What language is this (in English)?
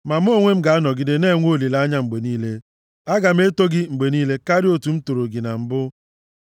Igbo